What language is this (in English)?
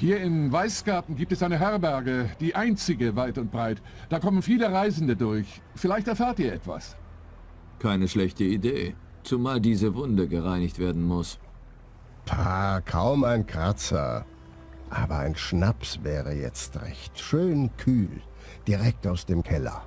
German